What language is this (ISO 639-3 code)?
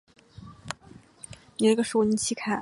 zho